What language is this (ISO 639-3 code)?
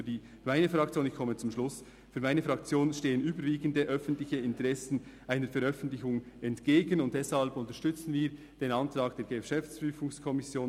gsw